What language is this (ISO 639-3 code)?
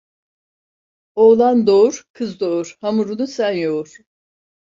tur